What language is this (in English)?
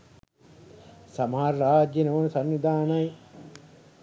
Sinhala